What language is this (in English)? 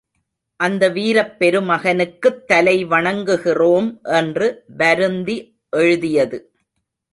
Tamil